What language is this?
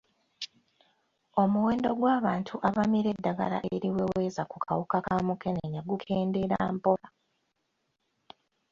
Ganda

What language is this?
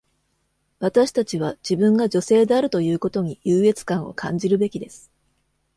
Japanese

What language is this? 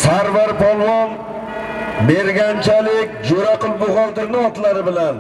Turkish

